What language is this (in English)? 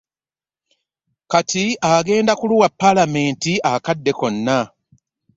Ganda